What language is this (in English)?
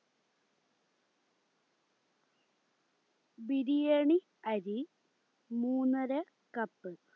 Malayalam